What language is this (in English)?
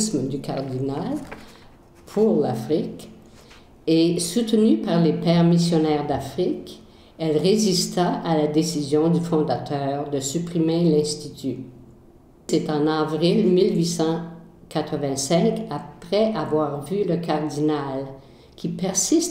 French